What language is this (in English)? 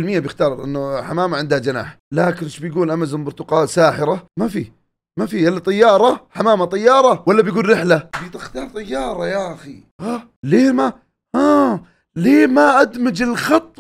Arabic